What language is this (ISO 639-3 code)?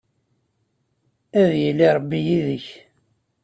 kab